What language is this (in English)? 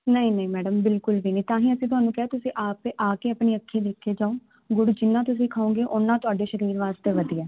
Punjabi